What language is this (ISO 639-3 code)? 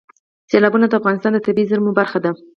pus